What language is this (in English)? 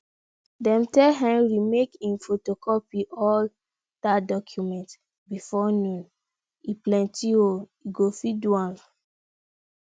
Nigerian Pidgin